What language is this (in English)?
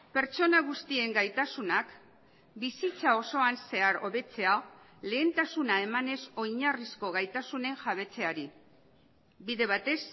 Basque